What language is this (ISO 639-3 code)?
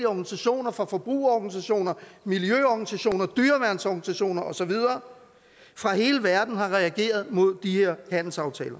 dan